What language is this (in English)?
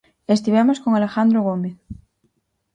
Galician